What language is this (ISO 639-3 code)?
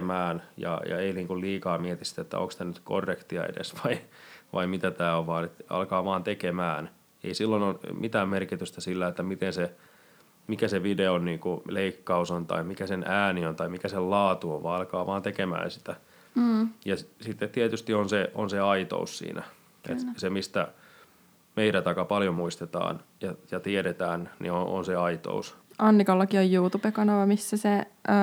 fin